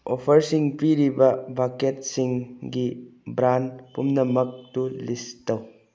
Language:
Manipuri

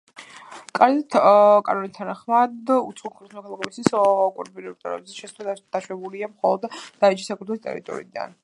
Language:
Georgian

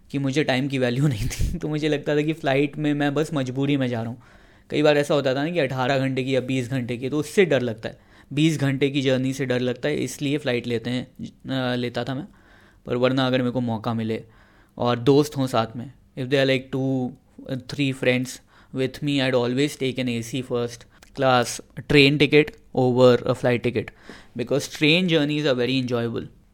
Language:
Hindi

